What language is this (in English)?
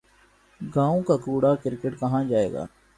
Urdu